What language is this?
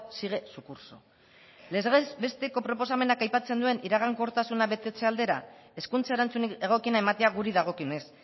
Basque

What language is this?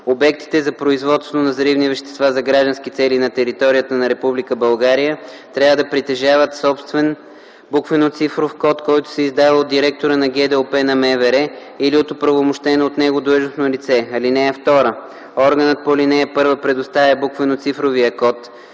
Bulgarian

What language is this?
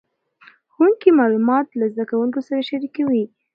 Pashto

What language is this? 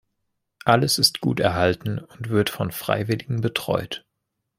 German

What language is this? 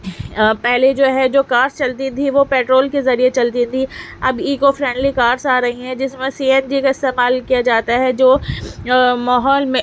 Urdu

